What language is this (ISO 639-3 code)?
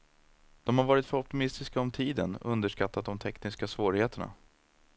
swe